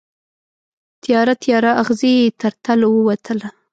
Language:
Pashto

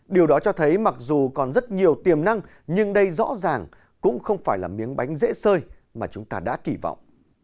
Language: Vietnamese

